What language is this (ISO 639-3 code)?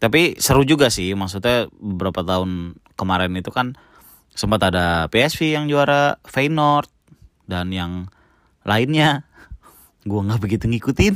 ind